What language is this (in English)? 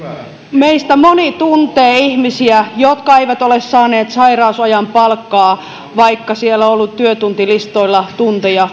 Finnish